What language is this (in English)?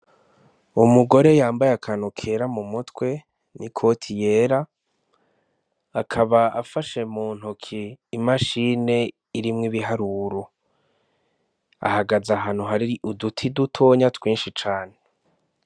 Rundi